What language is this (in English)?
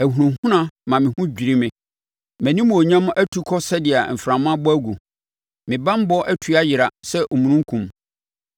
Akan